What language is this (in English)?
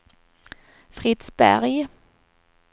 Swedish